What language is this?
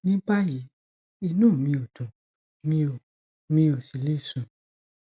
Yoruba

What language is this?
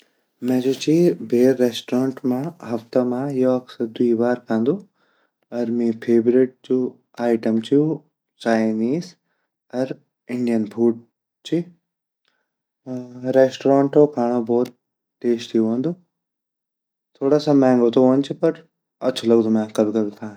Garhwali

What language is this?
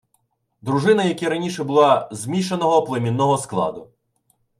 Ukrainian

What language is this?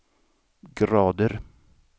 Swedish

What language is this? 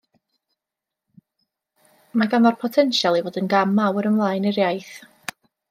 Welsh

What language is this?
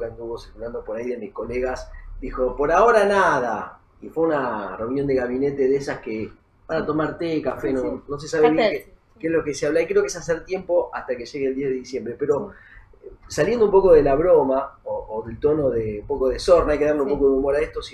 Spanish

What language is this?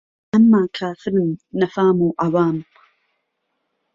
Central Kurdish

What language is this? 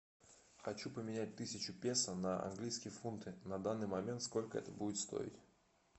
Russian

